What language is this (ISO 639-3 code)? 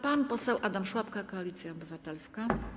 pol